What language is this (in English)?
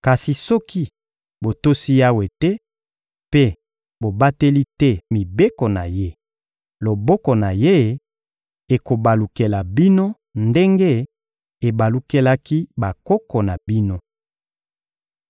Lingala